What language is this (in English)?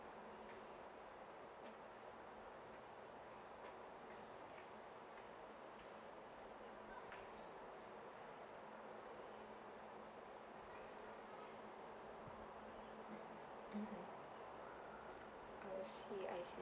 English